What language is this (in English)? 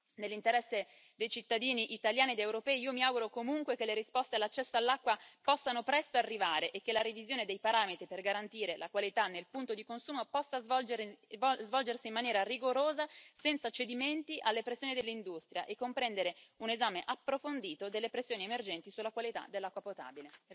Italian